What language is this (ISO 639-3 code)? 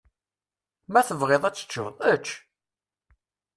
kab